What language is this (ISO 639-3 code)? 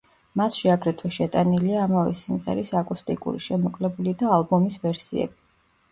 kat